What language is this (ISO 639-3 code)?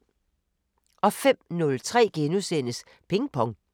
dan